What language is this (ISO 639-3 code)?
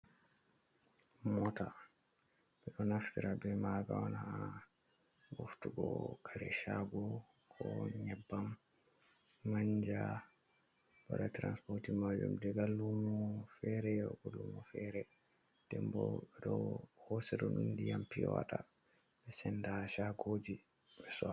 ful